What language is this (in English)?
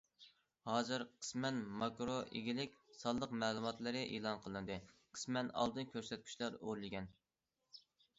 Uyghur